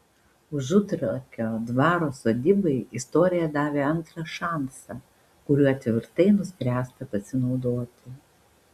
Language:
Lithuanian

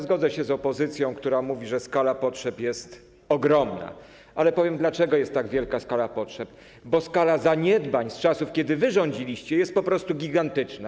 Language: Polish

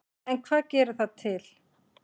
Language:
Icelandic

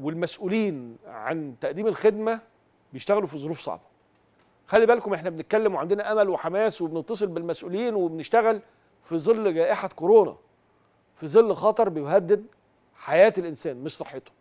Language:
Arabic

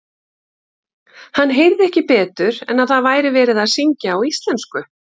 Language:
Icelandic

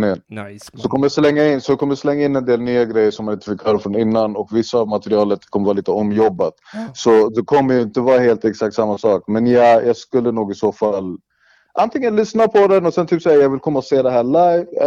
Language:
Swedish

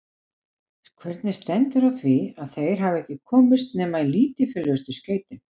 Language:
Icelandic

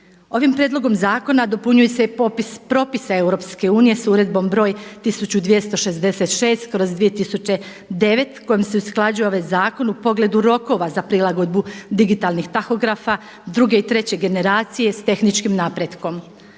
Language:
Croatian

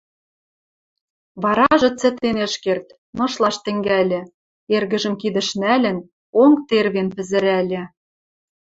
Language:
Western Mari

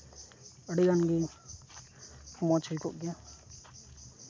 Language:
Santali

